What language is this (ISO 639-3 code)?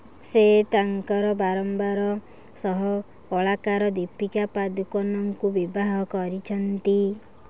ori